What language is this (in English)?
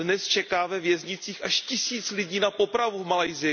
Czech